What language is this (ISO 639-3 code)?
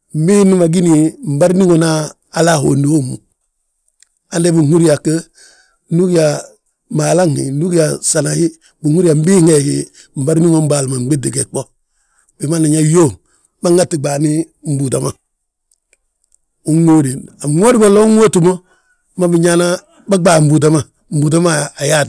bjt